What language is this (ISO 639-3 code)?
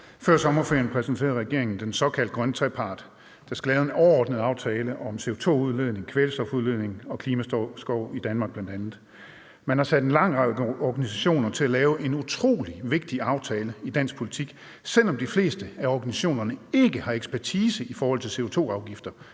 dan